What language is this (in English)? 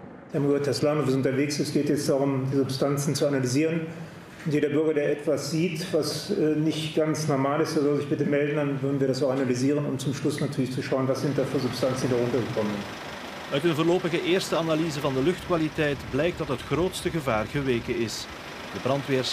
Dutch